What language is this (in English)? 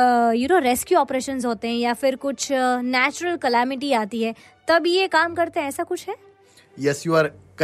Hindi